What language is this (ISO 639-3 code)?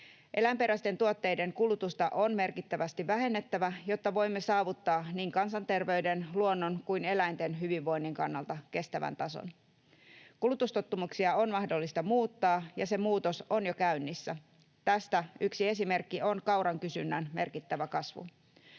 fin